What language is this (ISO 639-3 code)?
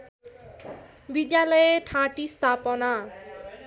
nep